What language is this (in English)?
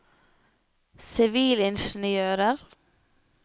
Norwegian